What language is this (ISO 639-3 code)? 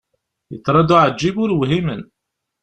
kab